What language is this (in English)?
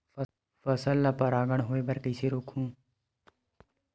Chhattisgarhi